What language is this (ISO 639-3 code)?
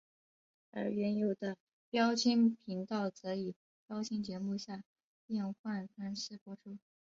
zho